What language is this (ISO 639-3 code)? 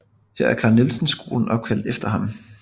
dan